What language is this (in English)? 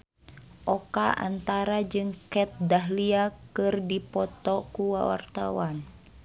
Sundanese